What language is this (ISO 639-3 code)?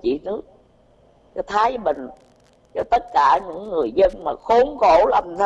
vie